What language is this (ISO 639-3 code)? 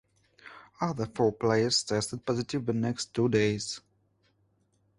eng